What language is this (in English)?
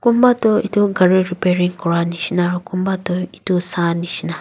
Naga Pidgin